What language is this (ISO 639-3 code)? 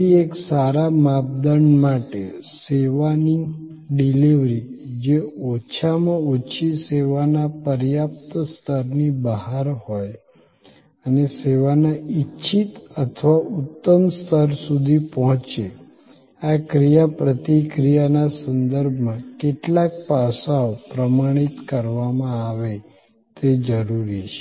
guj